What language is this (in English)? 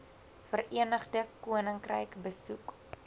Afrikaans